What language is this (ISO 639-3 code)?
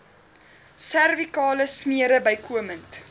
afr